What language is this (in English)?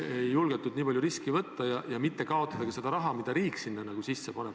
Estonian